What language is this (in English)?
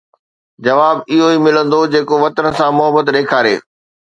Sindhi